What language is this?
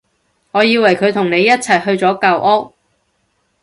Cantonese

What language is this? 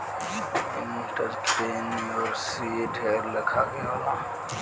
Bhojpuri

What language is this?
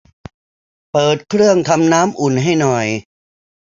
Thai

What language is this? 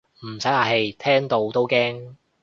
Cantonese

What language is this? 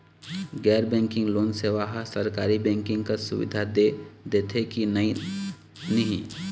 Chhattisgarhi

